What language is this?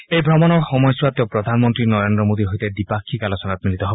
Assamese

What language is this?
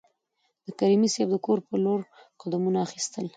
Pashto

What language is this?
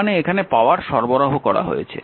Bangla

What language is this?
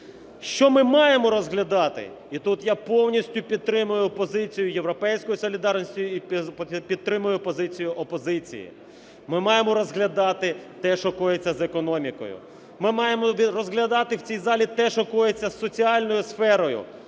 Ukrainian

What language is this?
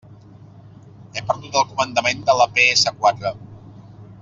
Catalan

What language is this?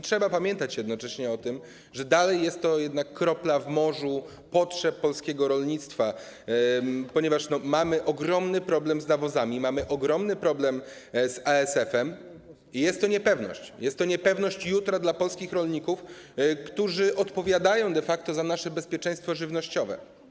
Polish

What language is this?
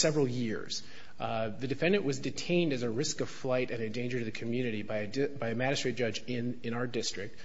English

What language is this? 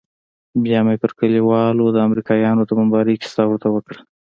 Pashto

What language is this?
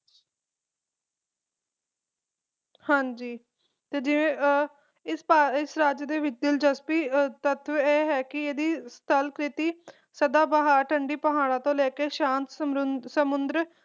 Punjabi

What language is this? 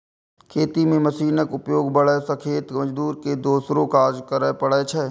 Maithili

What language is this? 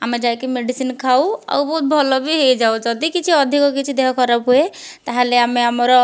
Odia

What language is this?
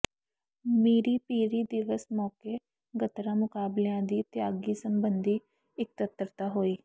Punjabi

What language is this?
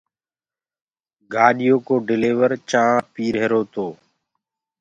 Gurgula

